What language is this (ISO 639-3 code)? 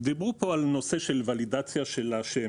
heb